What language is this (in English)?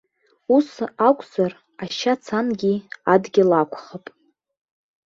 Abkhazian